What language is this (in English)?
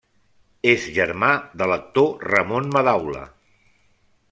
Catalan